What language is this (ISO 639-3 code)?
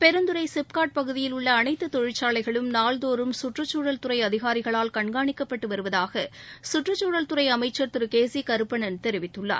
tam